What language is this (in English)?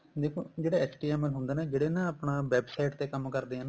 Punjabi